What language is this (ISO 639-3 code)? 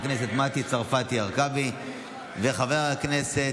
heb